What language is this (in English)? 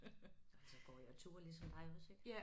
Danish